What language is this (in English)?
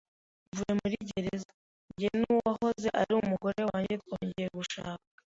Kinyarwanda